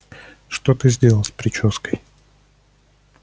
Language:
Russian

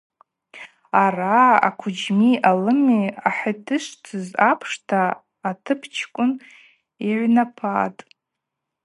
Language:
Abaza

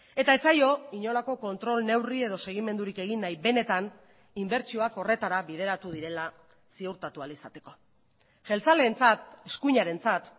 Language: Basque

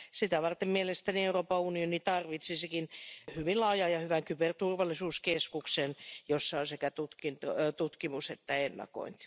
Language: Finnish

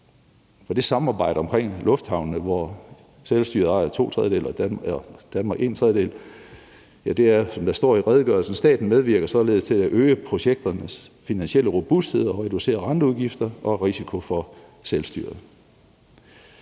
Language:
Danish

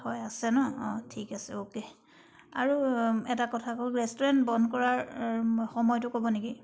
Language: Assamese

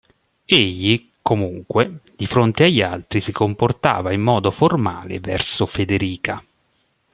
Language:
Italian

